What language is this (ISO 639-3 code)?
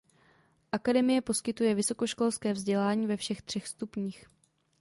ces